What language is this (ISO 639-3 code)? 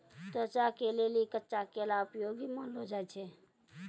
mai